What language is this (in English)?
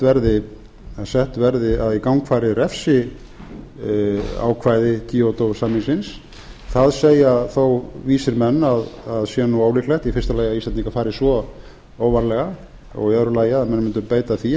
Icelandic